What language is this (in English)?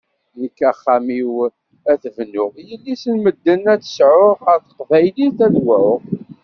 Kabyle